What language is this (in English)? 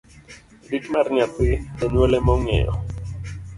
Luo (Kenya and Tanzania)